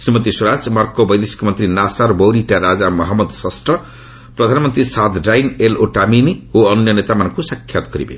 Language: Odia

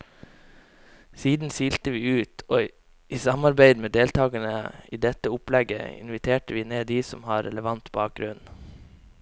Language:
Norwegian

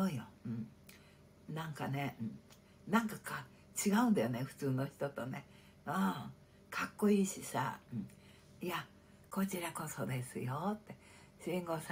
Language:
Japanese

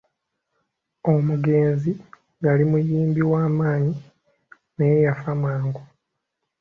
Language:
Ganda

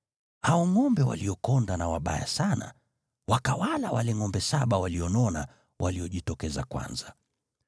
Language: Swahili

